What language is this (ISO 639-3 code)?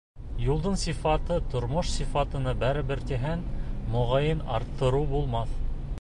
bak